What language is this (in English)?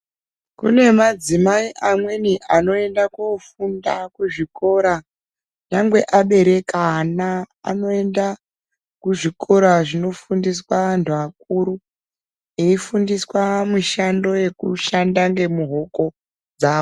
Ndau